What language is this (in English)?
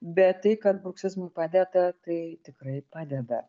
Lithuanian